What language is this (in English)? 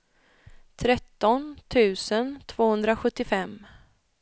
Swedish